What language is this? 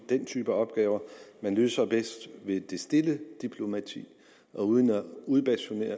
Danish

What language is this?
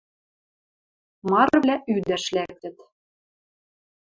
Western Mari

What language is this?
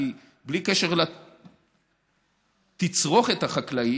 Hebrew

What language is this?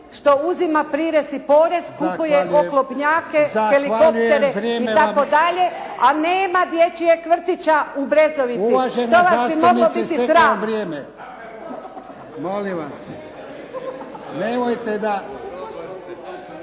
Croatian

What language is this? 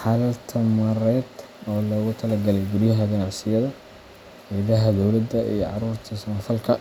Somali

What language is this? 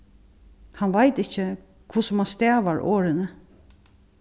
Faroese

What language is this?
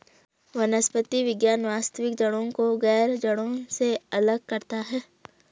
Hindi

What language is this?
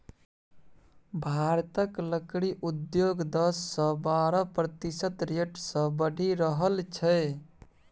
Maithili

